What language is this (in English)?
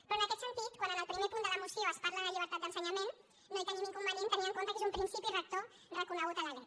Catalan